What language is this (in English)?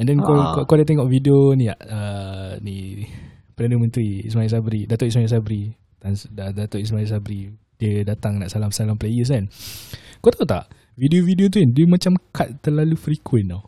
Malay